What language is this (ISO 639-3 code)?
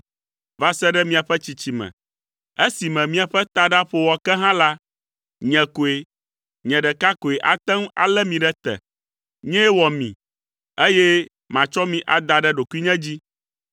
ewe